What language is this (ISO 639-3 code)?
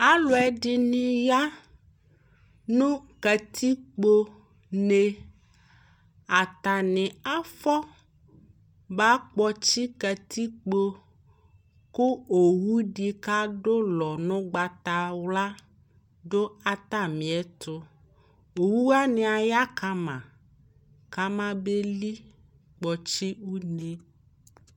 kpo